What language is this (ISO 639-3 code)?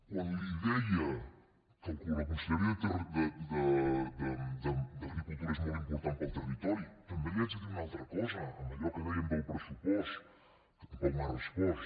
cat